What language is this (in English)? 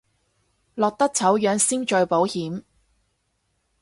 Cantonese